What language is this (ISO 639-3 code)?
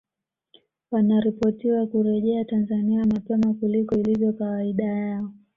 swa